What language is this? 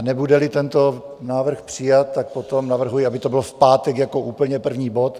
Czech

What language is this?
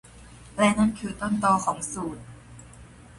Thai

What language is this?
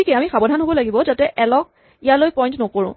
Assamese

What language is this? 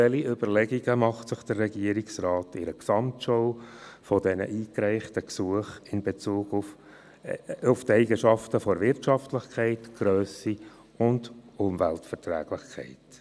Swiss German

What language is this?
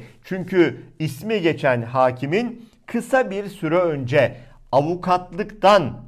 Turkish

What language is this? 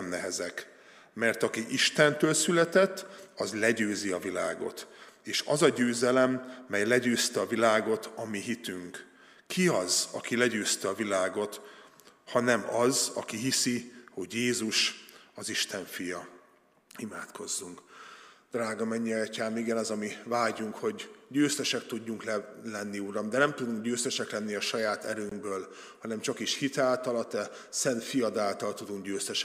Hungarian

